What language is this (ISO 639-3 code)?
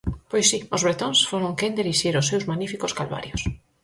glg